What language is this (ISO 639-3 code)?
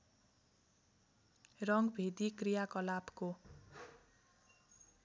nep